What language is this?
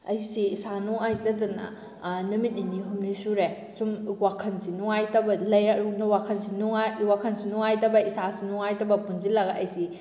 Manipuri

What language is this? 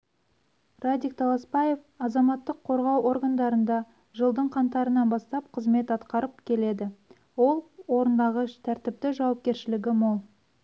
Kazakh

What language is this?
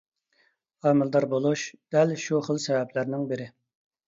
Uyghur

